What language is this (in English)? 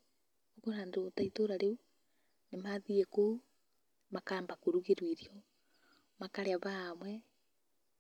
Kikuyu